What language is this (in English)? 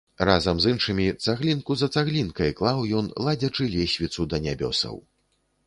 Belarusian